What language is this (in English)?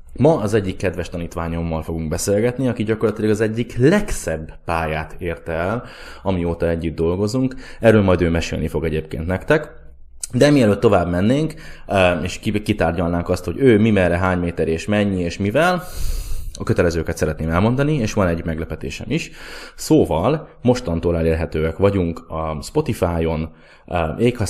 Hungarian